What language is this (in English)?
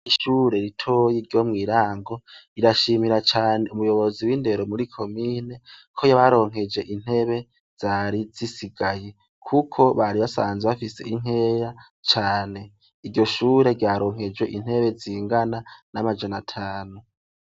Rundi